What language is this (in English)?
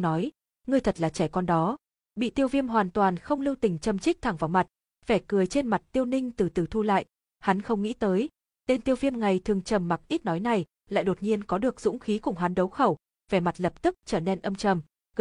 Vietnamese